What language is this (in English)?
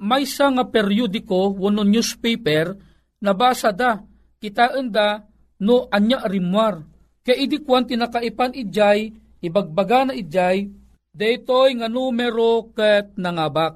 Filipino